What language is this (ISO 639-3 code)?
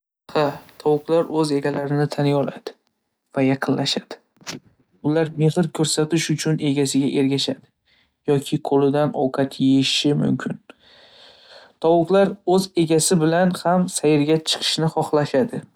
uzb